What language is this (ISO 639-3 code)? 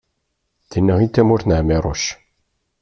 kab